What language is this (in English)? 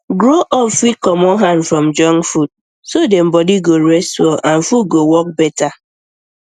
Nigerian Pidgin